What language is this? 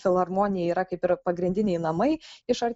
Lithuanian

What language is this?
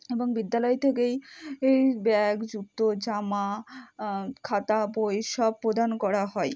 Bangla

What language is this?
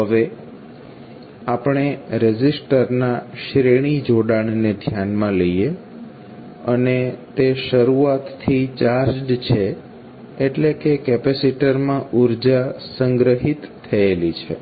Gujarati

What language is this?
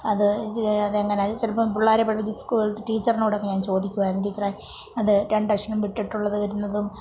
Malayalam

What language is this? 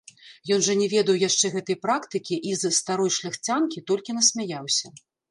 Belarusian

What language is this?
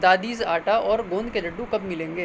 Urdu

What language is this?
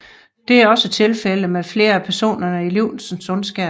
Danish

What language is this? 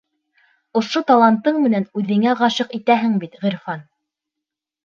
Bashkir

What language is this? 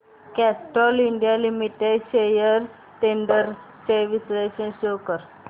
Marathi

